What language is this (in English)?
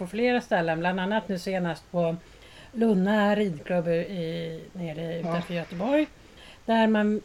Swedish